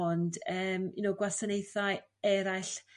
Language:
Welsh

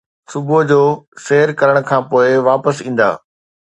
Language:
Sindhi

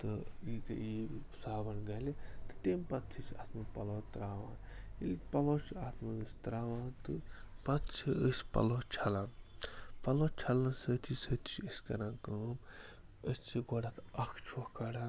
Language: Kashmiri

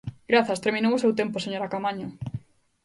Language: Galician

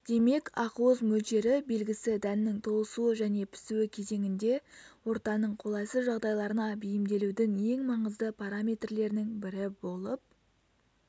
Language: Kazakh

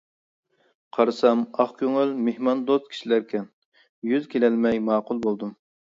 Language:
Uyghur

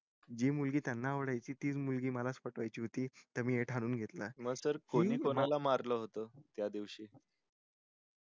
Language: Marathi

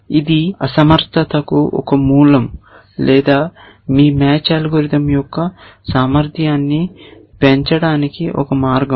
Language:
Telugu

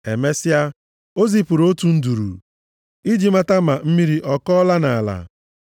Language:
Igbo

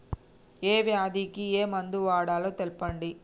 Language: Telugu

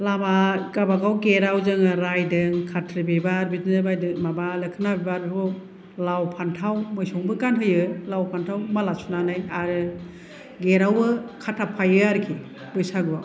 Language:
Bodo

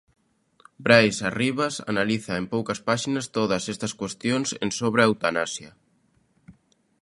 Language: Galician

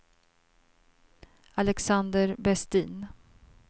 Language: Swedish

